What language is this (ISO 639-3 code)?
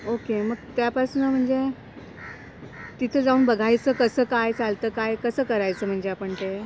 mar